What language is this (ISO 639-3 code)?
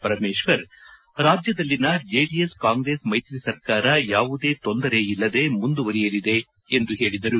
kan